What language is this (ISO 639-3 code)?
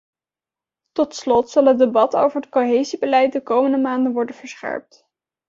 nld